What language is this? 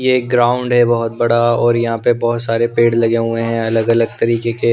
Hindi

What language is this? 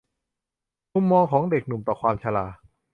Thai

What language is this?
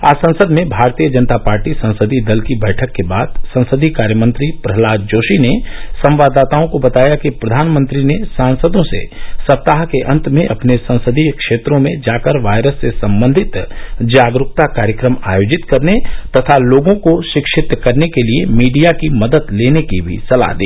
Hindi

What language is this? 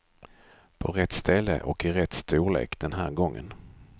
Swedish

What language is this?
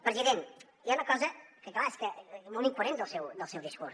Catalan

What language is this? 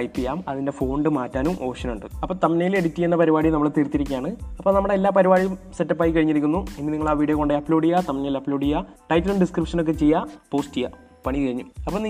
Malayalam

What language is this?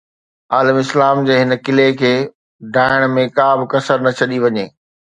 Sindhi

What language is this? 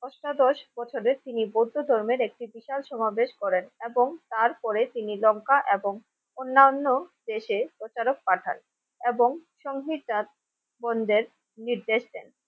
Bangla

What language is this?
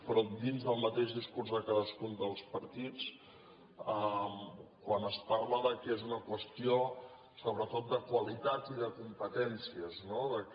Catalan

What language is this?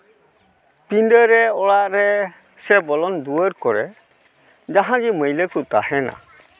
Santali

